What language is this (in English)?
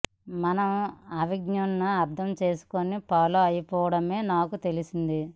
Telugu